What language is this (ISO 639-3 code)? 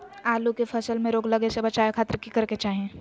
mag